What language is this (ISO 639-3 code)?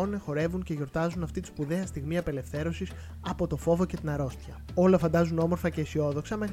ell